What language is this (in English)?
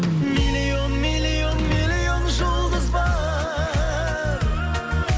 Kazakh